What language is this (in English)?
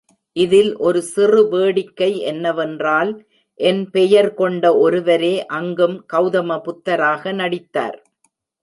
Tamil